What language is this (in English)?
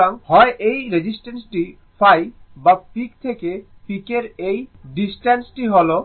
Bangla